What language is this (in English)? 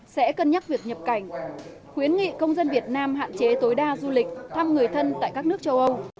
Vietnamese